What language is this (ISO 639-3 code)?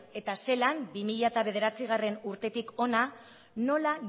eus